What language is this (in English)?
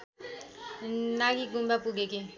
Nepali